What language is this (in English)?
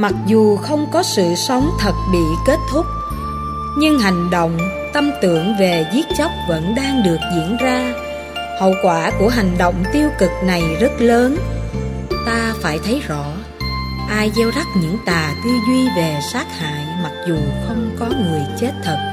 Vietnamese